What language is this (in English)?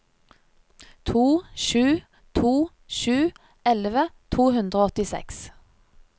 Norwegian